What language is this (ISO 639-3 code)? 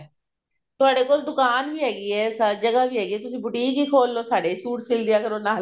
pan